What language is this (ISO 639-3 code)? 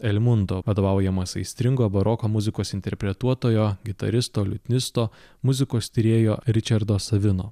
lit